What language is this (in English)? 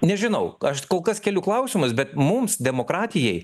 Lithuanian